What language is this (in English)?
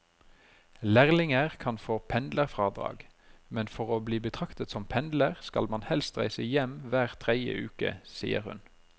Norwegian